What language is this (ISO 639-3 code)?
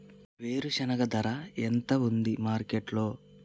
tel